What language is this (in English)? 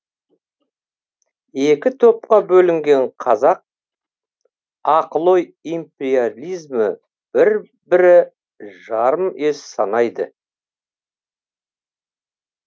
Kazakh